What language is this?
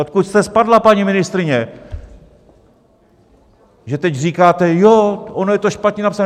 Czech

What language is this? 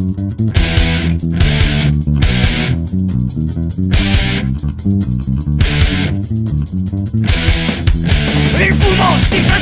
Italian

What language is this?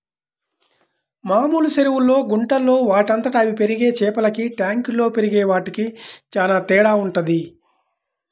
Telugu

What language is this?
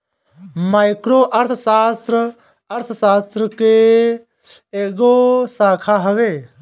Bhojpuri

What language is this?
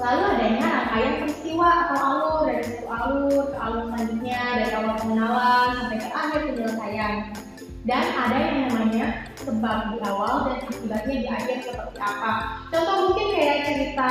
Indonesian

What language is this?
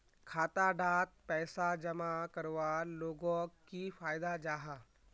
Magahi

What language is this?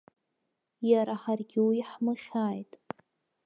Abkhazian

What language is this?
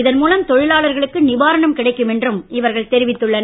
Tamil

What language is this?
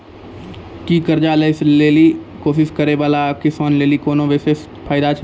Maithili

